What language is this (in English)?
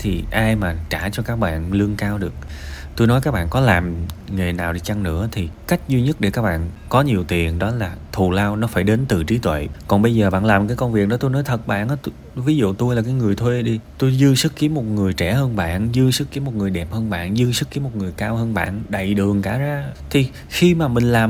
Vietnamese